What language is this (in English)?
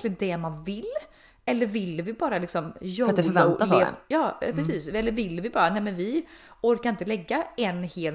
Swedish